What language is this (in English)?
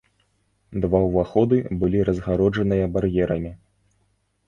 Belarusian